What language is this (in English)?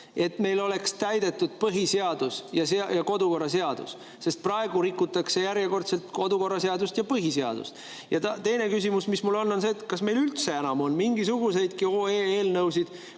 Estonian